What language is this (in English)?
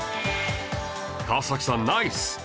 Japanese